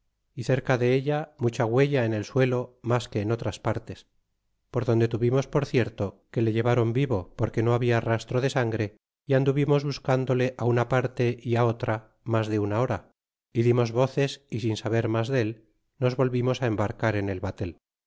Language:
Spanish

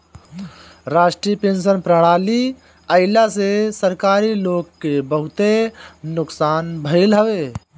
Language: Bhojpuri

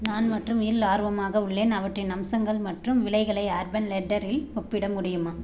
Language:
Tamil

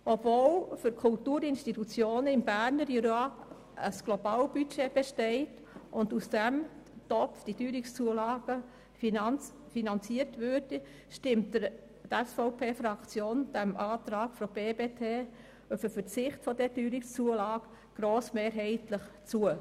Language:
Swiss German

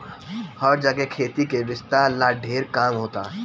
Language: Bhojpuri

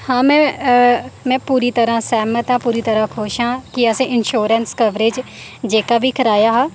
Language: Dogri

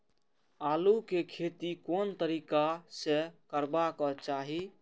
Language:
Maithili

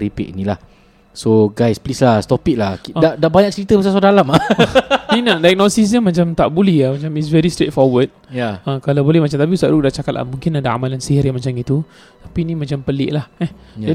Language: Malay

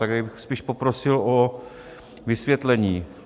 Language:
Czech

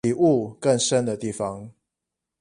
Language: Chinese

